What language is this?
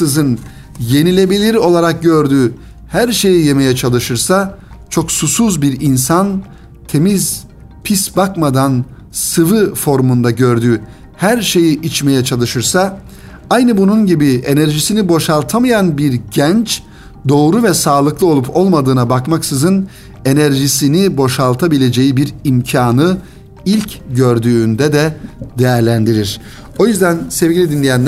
Turkish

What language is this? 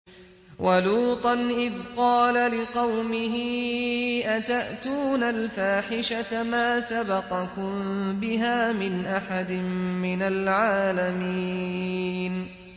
Arabic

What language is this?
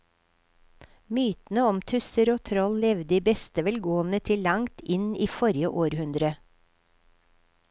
Norwegian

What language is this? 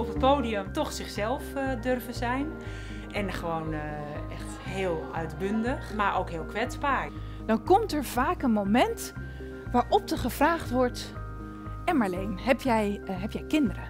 Dutch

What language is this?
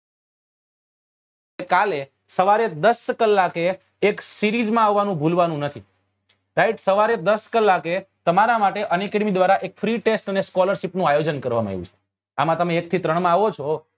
Gujarati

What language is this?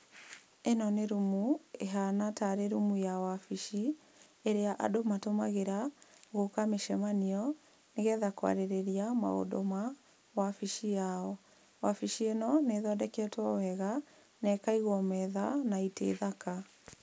Kikuyu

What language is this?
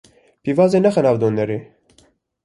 Kurdish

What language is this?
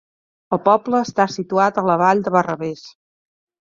Catalan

